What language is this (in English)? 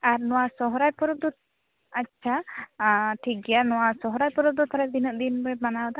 Santali